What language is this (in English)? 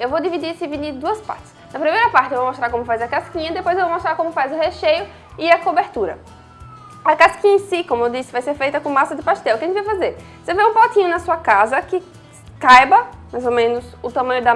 Portuguese